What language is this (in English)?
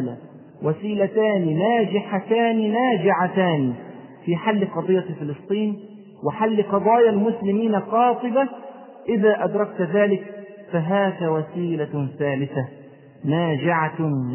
Arabic